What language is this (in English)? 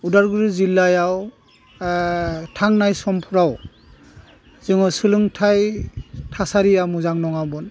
Bodo